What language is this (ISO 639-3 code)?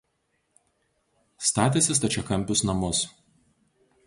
lit